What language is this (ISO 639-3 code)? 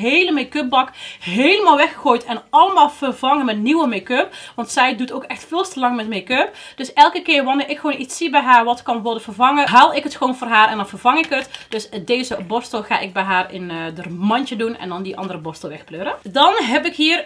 nld